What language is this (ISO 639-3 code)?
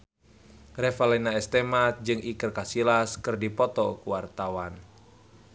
sun